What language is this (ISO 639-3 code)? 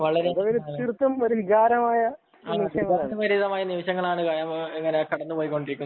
mal